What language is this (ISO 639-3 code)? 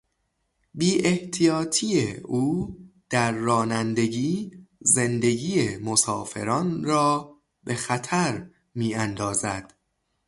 fas